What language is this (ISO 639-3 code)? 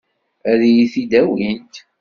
kab